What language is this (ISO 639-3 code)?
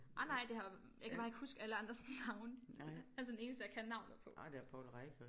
dan